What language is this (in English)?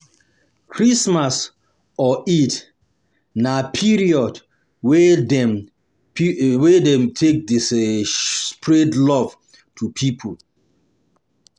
Nigerian Pidgin